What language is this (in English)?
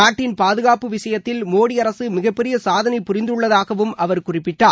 Tamil